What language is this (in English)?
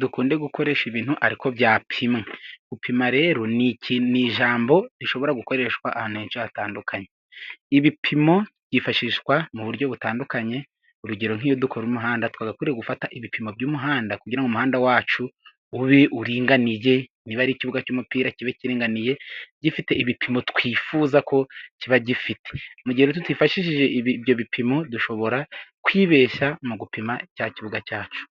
Kinyarwanda